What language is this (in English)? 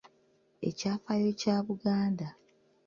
Ganda